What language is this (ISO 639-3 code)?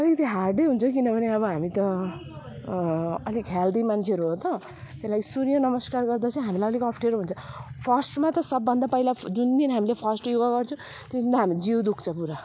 nep